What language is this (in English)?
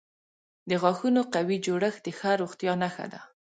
Pashto